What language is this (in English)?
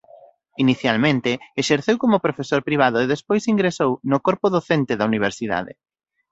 Galician